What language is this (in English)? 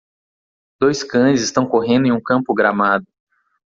Portuguese